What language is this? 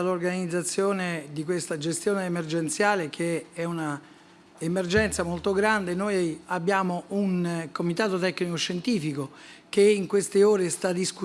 Italian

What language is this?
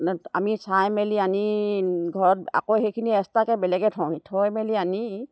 Assamese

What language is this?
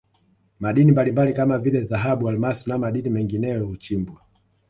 Swahili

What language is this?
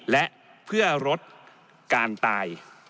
Thai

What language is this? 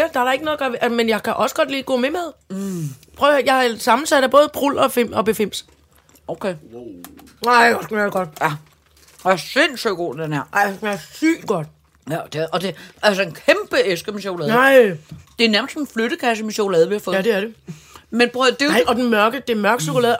Danish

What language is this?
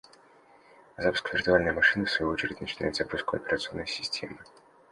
Russian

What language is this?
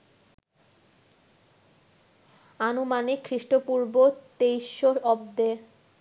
Bangla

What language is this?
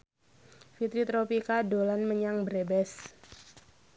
Javanese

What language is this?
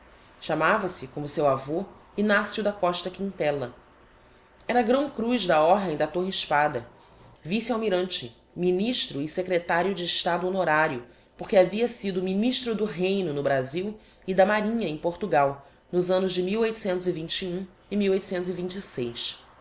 Portuguese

